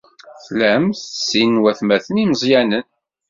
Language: Kabyle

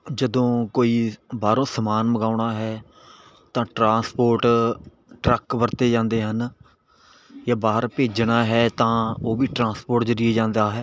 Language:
Punjabi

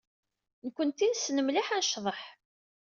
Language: Kabyle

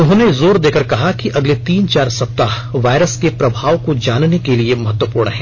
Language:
Hindi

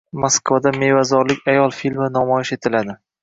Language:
Uzbek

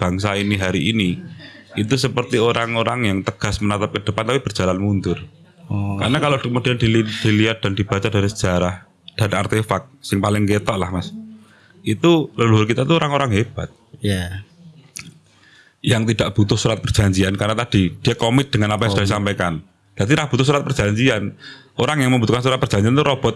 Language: Indonesian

